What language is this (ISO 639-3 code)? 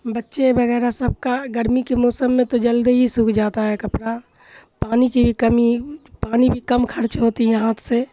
urd